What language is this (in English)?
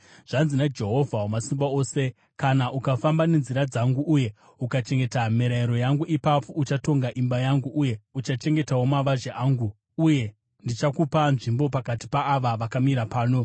Shona